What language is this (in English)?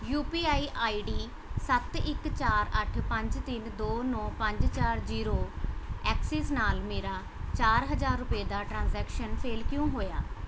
Punjabi